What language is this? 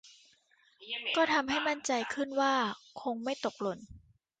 Thai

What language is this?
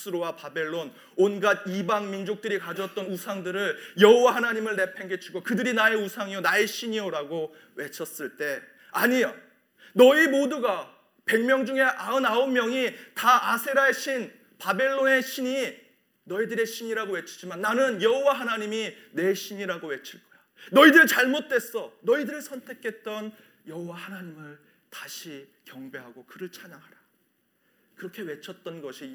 Korean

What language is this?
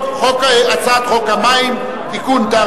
Hebrew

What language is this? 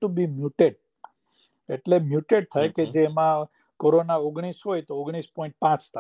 Gujarati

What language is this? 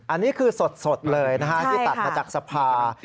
Thai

